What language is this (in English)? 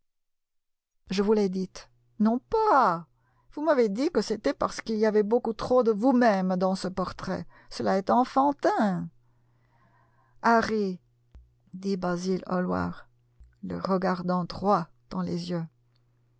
French